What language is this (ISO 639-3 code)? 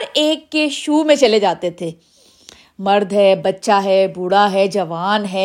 urd